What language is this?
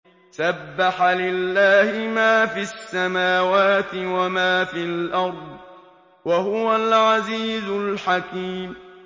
Arabic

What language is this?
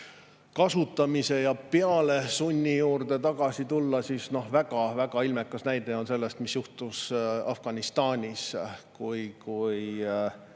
Estonian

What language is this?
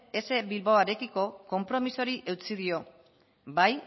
Basque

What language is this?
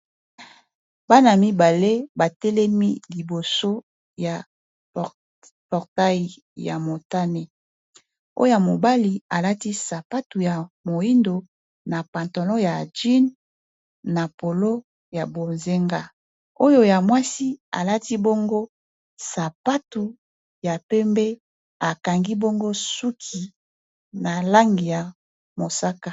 Lingala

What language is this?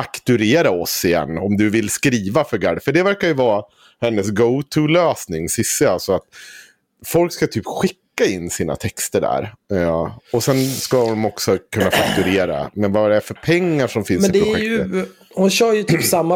Swedish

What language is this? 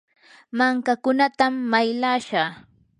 Yanahuanca Pasco Quechua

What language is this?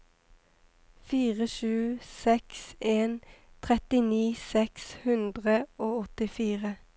Norwegian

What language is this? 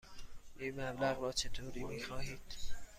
Persian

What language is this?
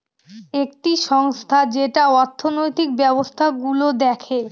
Bangla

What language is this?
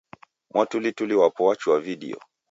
Taita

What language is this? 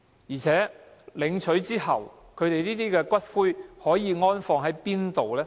Cantonese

